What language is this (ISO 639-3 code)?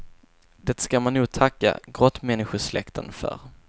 swe